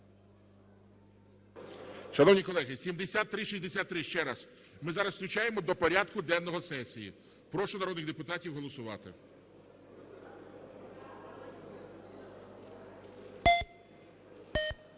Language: Ukrainian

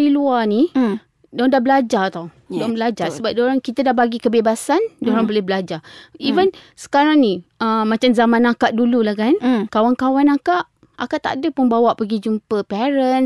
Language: Malay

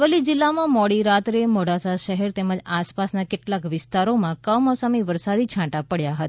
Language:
Gujarati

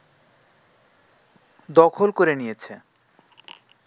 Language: Bangla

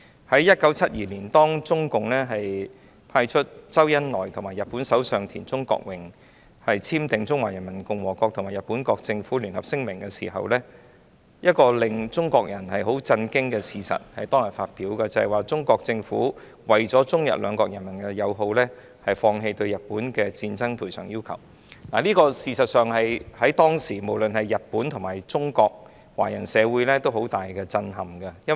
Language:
Cantonese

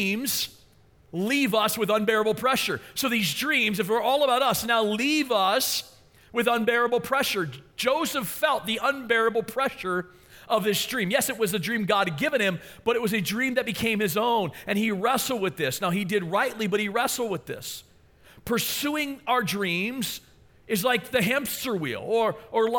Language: English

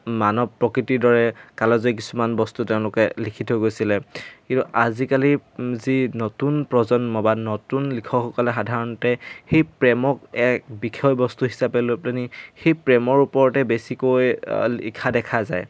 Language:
Assamese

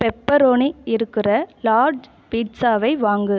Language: Tamil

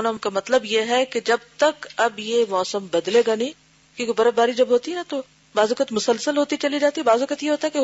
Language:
Urdu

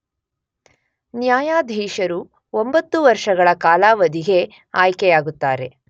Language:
Kannada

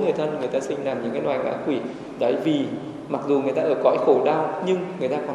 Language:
Vietnamese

